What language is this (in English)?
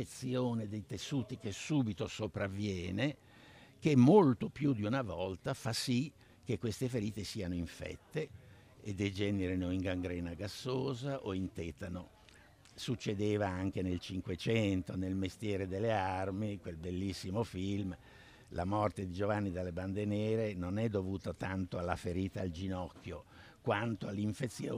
Italian